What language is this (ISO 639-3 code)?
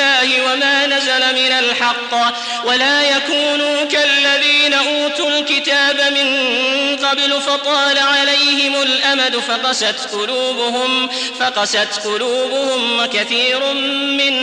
ara